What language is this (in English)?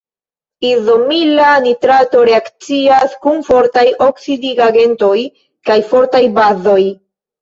Esperanto